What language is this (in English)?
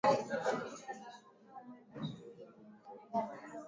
Swahili